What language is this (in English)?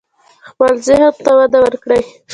Pashto